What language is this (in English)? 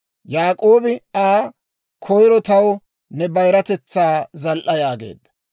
Dawro